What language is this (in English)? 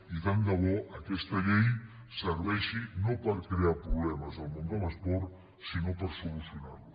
Catalan